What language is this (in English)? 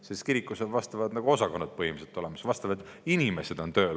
Estonian